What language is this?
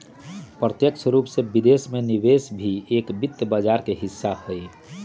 Magahi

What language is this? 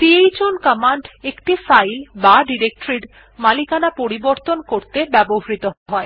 Bangla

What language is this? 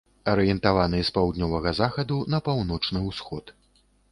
Belarusian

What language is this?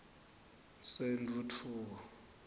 Swati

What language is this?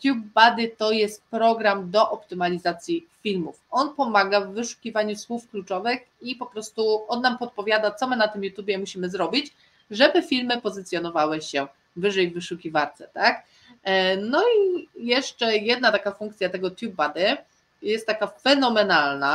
Polish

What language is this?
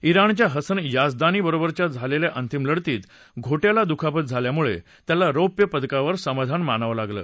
Marathi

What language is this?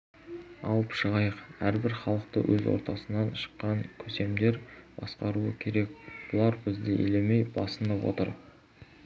Kazakh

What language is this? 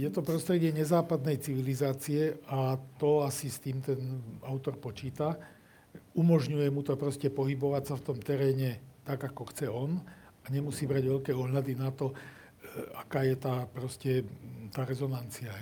Slovak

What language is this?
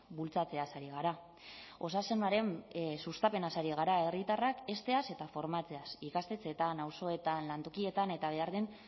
Basque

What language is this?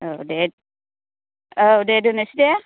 Bodo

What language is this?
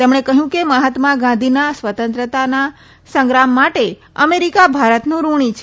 Gujarati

